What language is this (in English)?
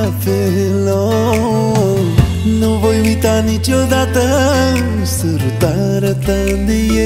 Romanian